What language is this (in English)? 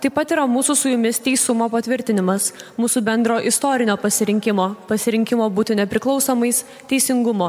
Lithuanian